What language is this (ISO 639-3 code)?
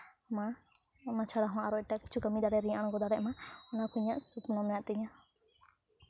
sat